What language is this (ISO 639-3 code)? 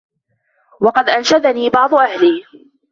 ara